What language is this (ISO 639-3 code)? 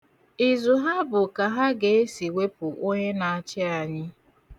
ibo